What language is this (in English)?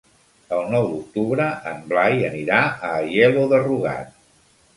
Catalan